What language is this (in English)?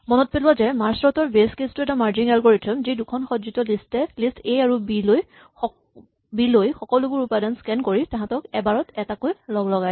Assamese